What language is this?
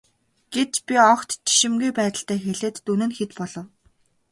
Mongolian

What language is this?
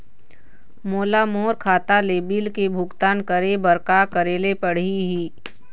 Chhattisgarhi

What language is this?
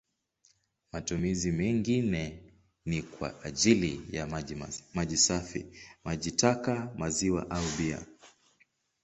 Swahili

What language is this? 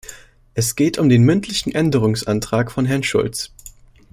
German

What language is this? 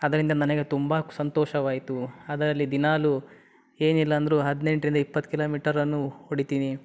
Kannada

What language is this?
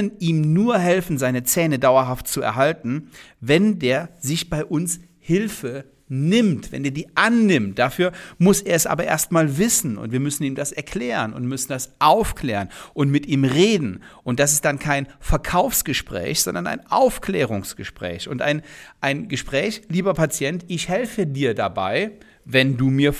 German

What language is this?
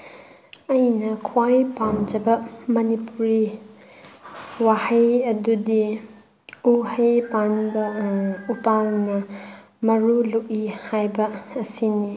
Manipuri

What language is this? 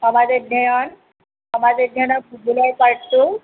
Assamese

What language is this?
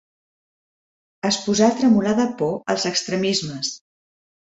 Catalan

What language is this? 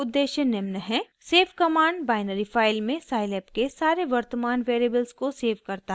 Hindi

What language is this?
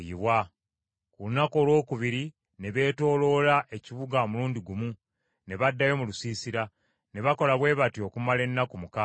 Ganda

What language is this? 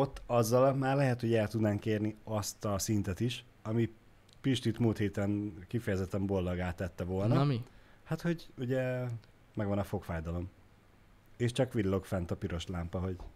Hungarian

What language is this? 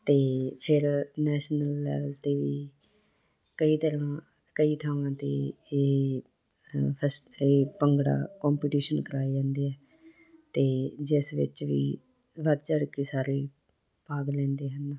Punjabi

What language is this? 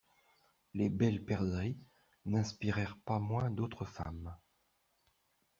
French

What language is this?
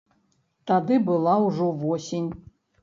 Belarusian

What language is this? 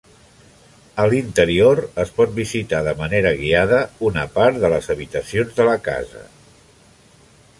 Catalan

